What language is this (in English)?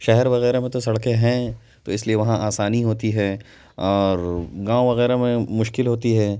Urdu